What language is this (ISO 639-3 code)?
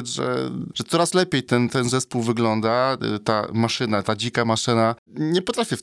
pol